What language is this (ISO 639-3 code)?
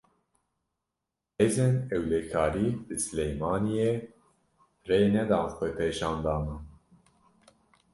kur